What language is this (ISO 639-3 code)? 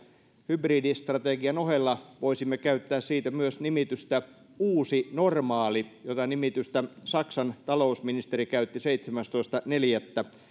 fin